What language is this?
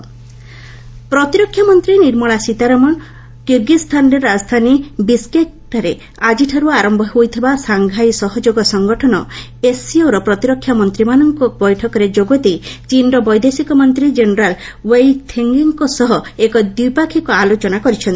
Odia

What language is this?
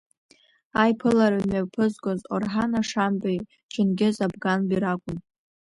Abkhazian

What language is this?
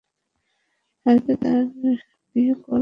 Bangla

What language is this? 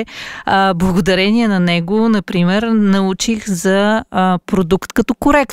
Bulgarian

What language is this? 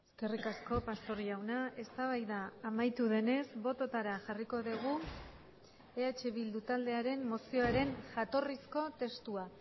Basque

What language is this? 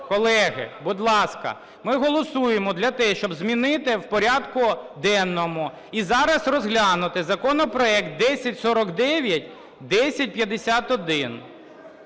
Ukrainian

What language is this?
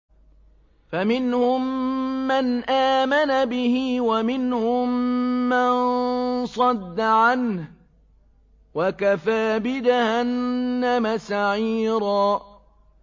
Arabic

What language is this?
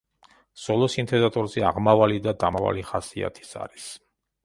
Georgian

